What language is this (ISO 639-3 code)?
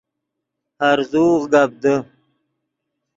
ydg